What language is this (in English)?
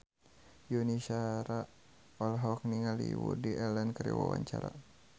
Sundanese